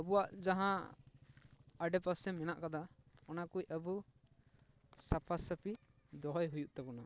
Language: Santali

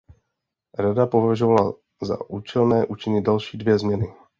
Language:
Czech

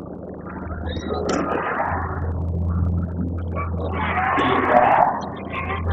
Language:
Indonesian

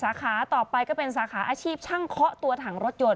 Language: Thai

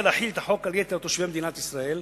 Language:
Hebrew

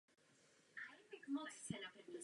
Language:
Czech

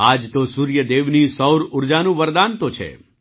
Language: Gujarati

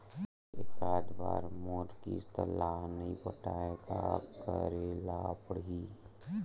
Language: Chhattisgarhi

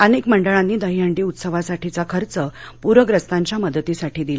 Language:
Marathi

